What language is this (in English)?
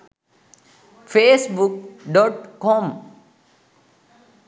Sinhala